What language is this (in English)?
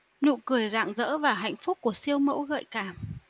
Vietnamese